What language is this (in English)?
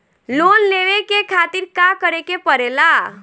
Bhojpuri